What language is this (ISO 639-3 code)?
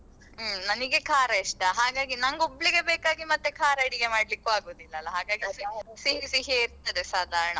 kan